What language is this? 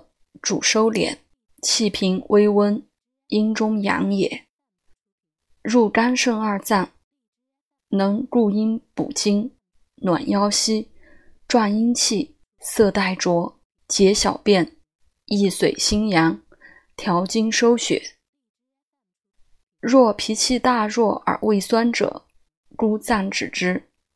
Chinese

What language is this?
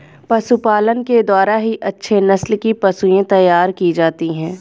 Hindi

